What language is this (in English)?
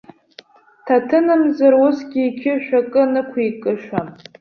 Abkhazian